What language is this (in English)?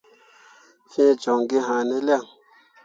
Mundang